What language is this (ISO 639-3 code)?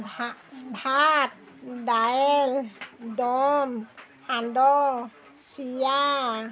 asm